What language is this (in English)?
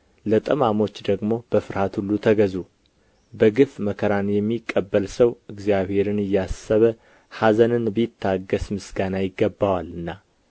Amharic